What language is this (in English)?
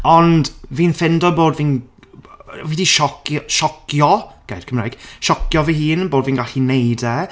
Welsh